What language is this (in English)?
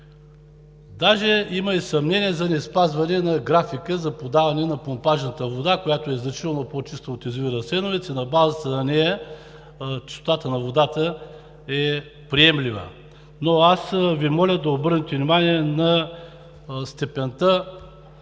Bulgarian